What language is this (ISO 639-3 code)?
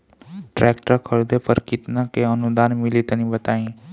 bho